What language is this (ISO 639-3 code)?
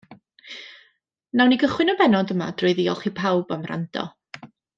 cym